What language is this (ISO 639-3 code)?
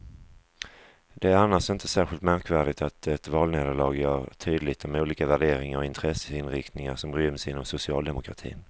swe